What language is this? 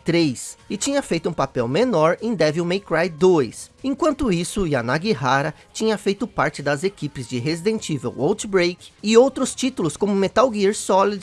Portuguese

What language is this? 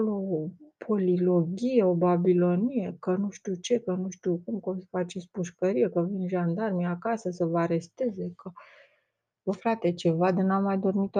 Romanian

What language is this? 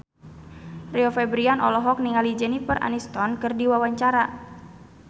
Sundanese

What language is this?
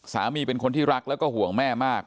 Thai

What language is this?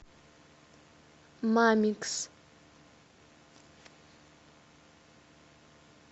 Russian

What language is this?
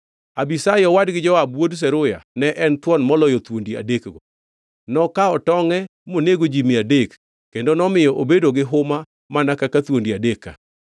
Luo (Kenya and Tanzania)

